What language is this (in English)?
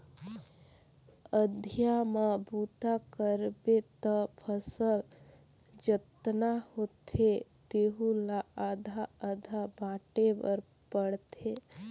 Chhattisgarhi